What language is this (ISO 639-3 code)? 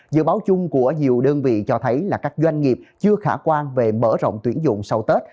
vie